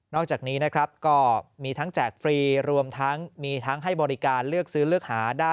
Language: Thai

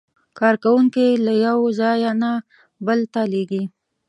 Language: Pashto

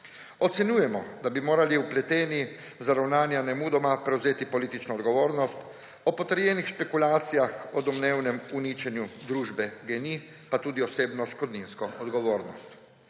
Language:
Slovenian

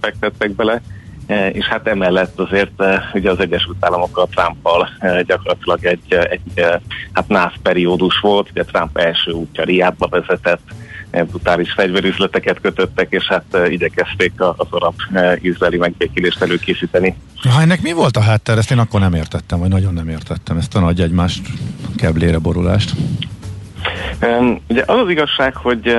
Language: Hungarian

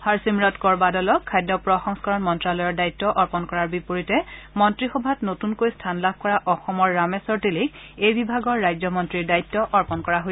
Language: Assamese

